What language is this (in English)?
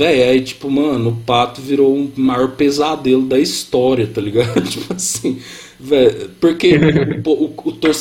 Portuguese